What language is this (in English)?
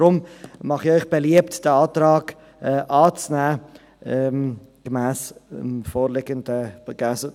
Swiss German